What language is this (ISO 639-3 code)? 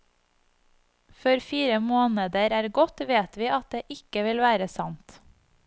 nor